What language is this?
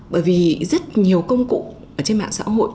Vietnamese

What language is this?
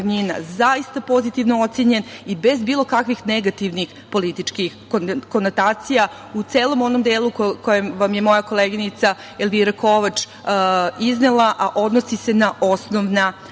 Serbian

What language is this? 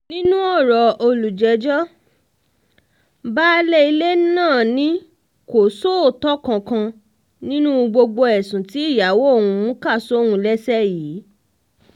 Yoruba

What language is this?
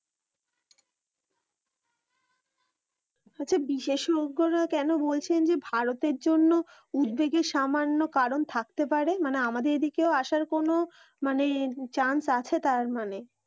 Bangla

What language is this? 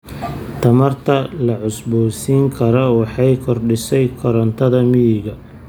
Somali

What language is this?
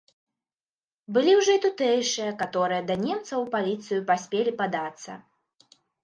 Belarusian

